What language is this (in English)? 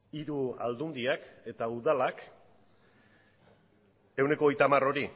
Basque